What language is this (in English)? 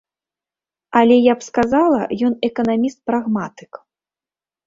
Belarusian